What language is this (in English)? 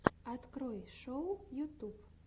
Russian